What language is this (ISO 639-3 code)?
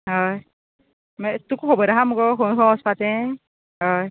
kok